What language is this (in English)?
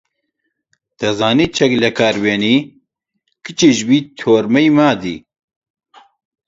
Central Kurdish